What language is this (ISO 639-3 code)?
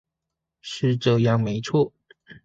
zho